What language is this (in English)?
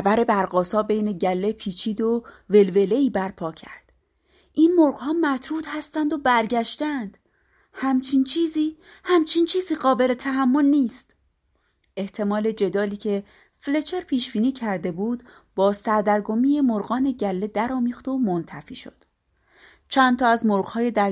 Persian